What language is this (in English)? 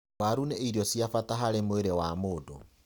Kikuyu